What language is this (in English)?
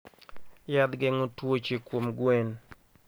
Luo (Kenya and Tanzania)